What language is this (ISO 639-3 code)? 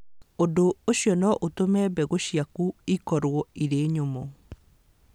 kik